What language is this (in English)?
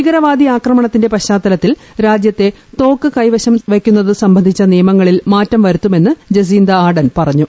Malayalam